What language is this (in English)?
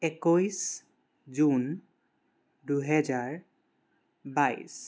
Assamese